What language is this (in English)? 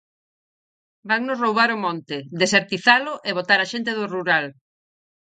Galician